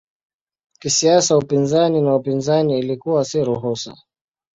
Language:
Swahili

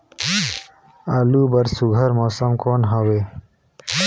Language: Chhattisgarhi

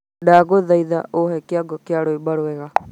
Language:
Kikuyu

